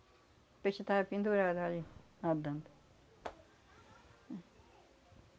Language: Portuguese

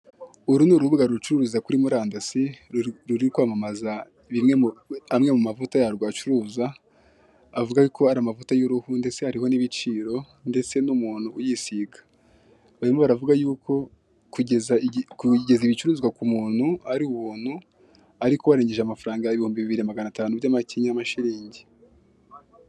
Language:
Kinyarwanda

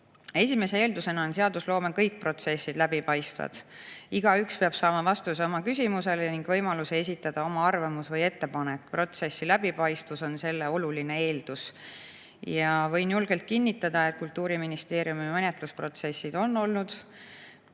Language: Estonian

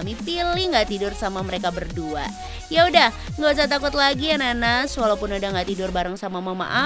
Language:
Indonesian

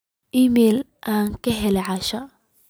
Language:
Somali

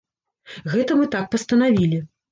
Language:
Belarusian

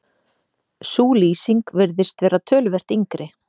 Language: Icelandic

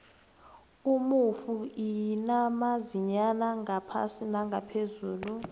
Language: South Ndebele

